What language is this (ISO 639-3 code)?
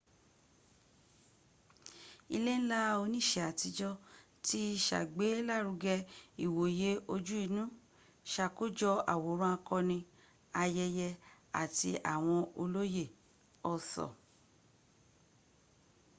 yor